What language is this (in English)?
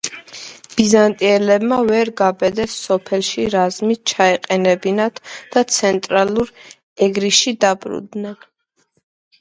Georgian